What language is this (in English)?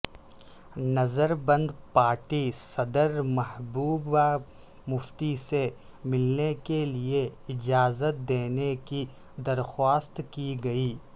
Urdu